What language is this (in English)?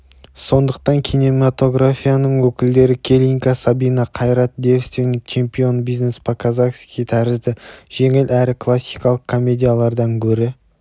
Kazakh